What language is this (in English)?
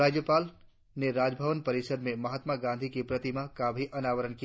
Hindi